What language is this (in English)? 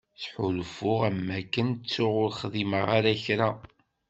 Kabyle